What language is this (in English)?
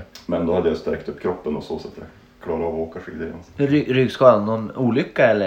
Swedish